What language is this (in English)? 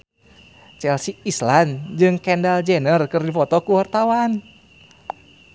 Sundanese